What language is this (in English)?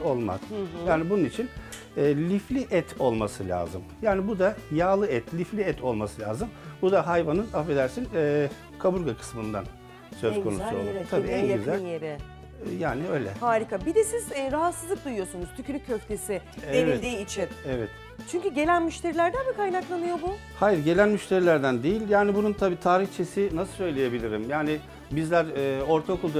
Turkish